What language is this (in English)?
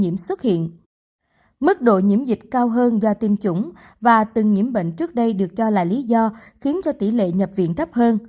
Vietnamese